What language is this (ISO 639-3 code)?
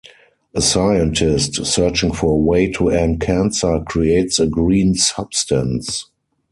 eng